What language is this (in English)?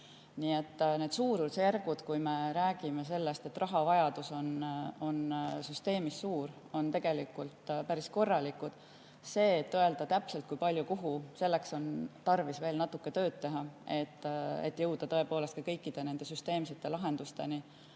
Estonian